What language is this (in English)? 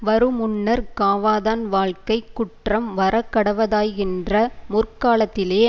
Tamil